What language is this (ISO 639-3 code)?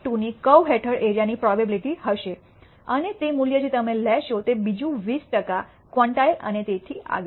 guj